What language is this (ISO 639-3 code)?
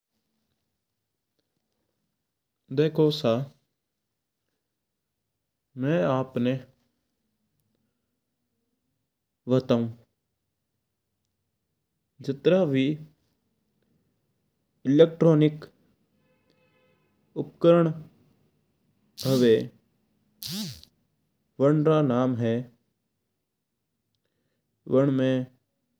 mtr